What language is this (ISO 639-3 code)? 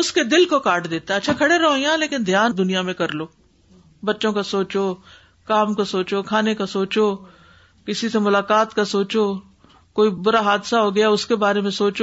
urd